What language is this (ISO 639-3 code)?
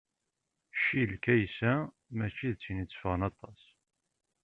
kab